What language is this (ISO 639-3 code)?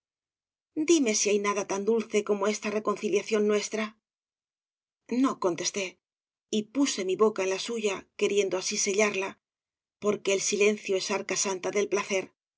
spa